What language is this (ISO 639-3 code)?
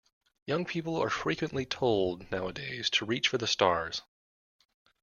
eng